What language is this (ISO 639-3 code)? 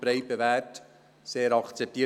gsw